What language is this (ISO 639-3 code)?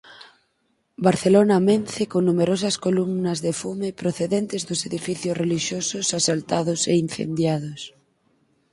glg